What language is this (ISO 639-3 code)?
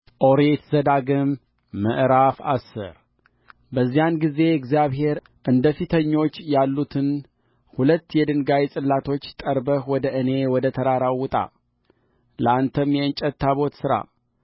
amh